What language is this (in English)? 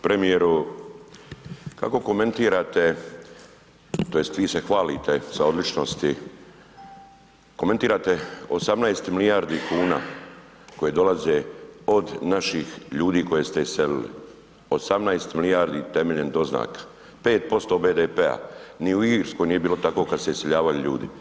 Croatian